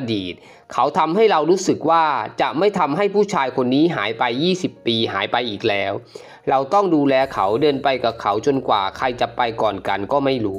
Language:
Thai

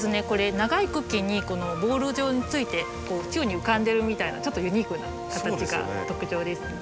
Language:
Japanese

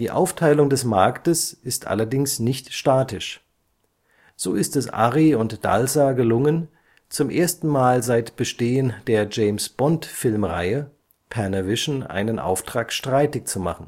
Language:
German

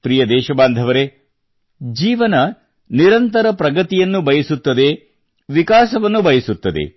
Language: Kannada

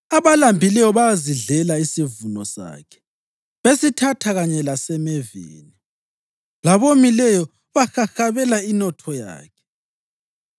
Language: North Ndebele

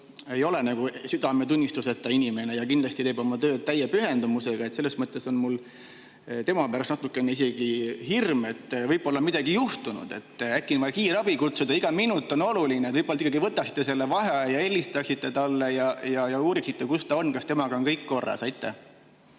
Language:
Estonian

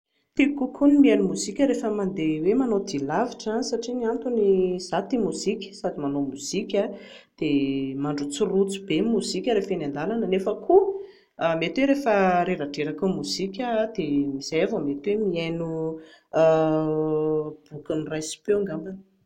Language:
Malagasy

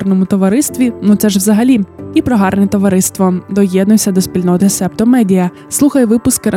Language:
Ukrainian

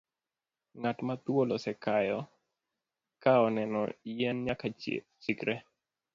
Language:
Luo (Kenya and Tanzania)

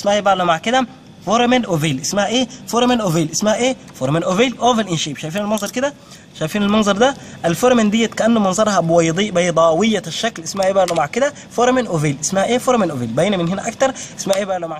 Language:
Arabic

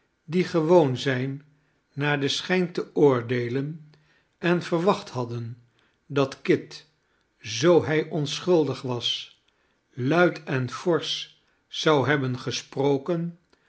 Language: Dutch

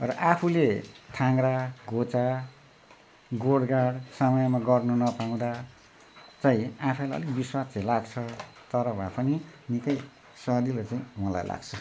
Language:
Nepali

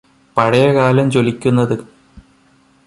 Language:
Malayalam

